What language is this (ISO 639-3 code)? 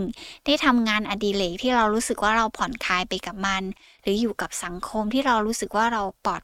tha